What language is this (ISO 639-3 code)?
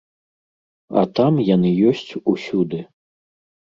bel